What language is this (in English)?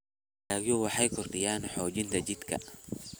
Somali